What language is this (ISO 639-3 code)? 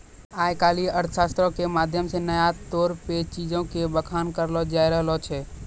mai